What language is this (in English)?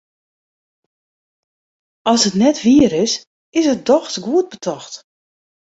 Western Frisian